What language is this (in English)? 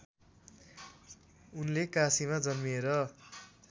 Nepali